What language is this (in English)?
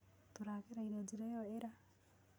Kikuyu